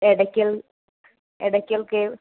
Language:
Malayalam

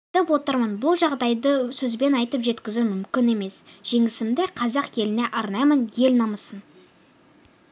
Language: Kazakh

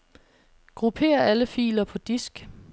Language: Danish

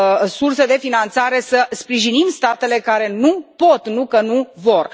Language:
Romanian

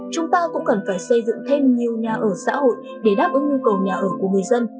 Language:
Vietnamese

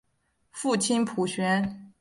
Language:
Chinese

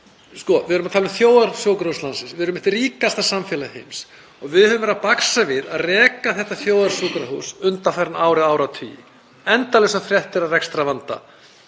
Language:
Icelandic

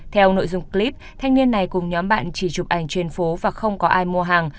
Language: Vietnamese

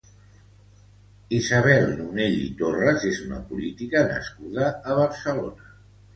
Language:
Catalan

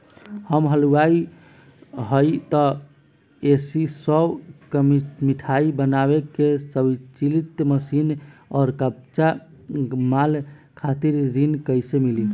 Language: Bhojpuri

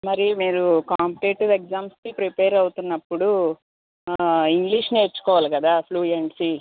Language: Telugu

